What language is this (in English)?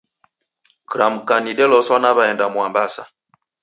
Taita